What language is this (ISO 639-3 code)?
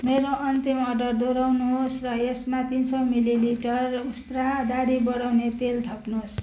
nep